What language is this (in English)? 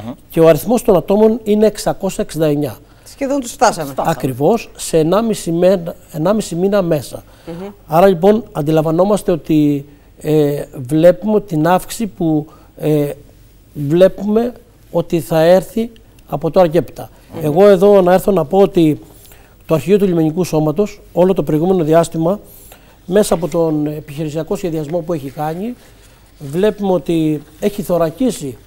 Greek